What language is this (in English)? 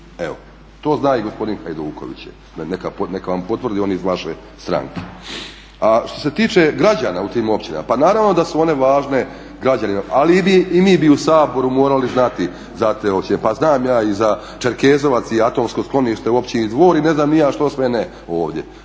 Croatian